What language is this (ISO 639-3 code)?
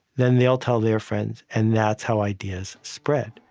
eng